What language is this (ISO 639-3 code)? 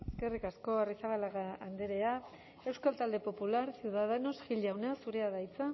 eus